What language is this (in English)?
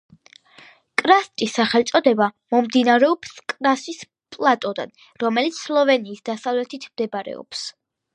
Georgian